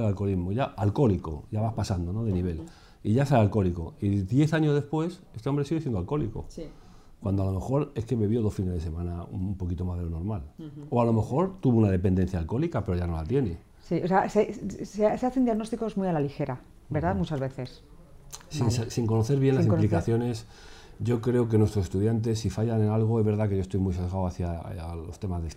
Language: Spanish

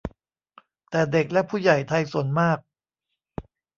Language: Thai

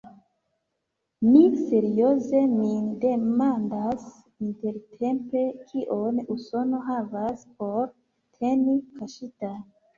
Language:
Esperanto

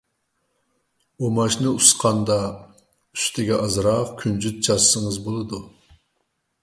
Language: Uyghur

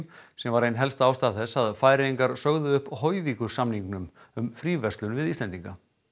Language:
Icelandic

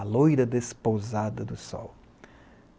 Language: Portuguese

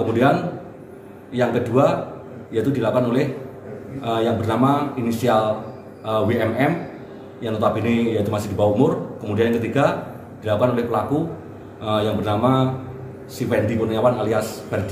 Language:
Indonesian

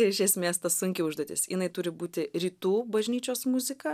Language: Lithuanian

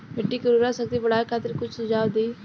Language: Bhojpuri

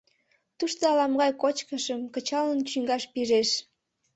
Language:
Mari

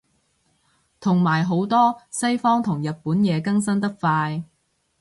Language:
Cantonese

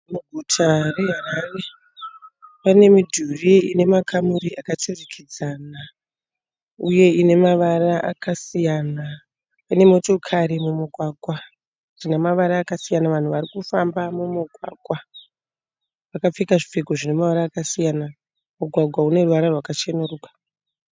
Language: Shona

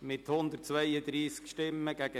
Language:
Swiss German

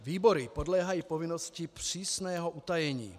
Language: Czech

